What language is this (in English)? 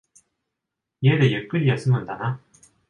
Japanese